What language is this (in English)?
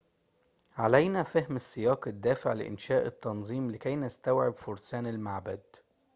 Arabic